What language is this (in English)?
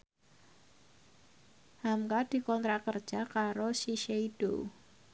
Javanese